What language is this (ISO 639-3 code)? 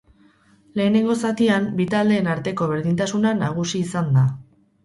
eus